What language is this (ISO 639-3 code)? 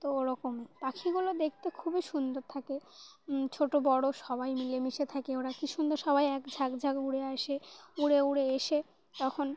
ben